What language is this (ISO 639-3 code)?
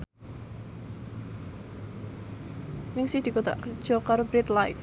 jav